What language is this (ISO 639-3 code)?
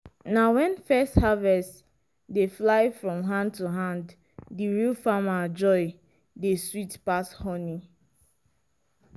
pcm